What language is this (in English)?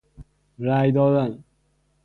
Persian